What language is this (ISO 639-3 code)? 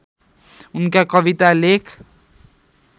nep